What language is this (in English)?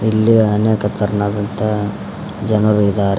Kannada